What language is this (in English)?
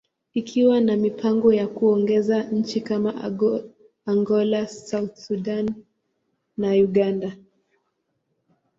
Swahili